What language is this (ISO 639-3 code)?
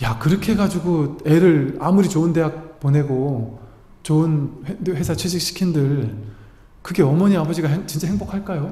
kor